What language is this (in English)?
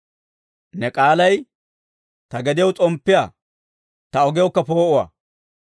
Dawro